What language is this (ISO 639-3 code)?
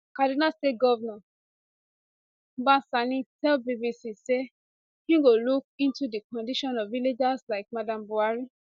pcm